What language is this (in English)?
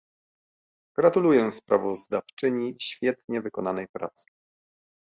Polish